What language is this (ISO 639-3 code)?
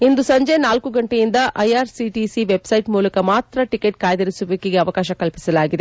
kan